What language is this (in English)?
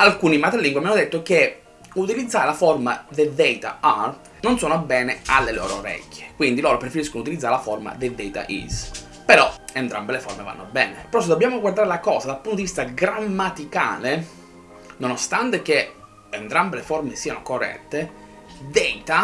Italian